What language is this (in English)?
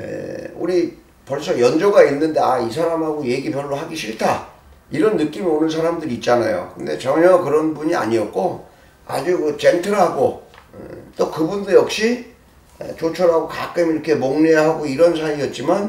Korean